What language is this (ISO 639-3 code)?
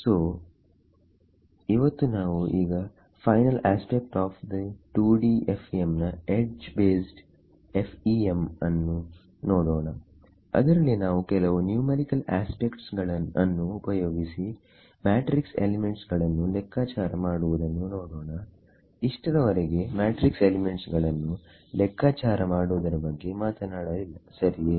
kan